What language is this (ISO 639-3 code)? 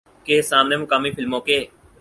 urd